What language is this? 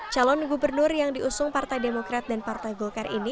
Indonesian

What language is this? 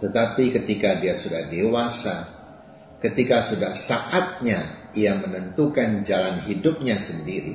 Indonesian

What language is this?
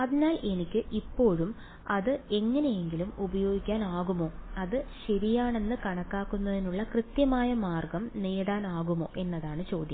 Malayalam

